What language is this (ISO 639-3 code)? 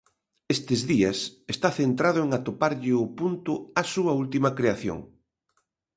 glg